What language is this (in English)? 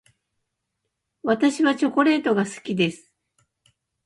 Japanese